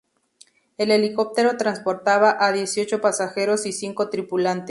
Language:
Spanish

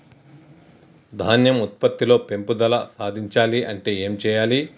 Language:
Telugu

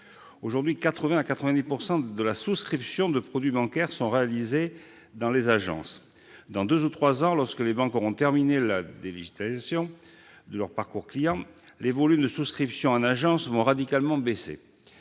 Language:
French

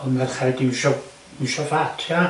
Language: Welsh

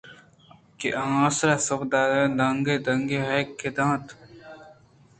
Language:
Eastern Balochi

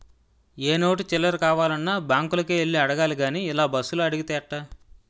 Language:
Telugu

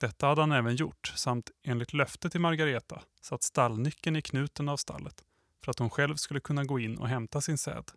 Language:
Swedish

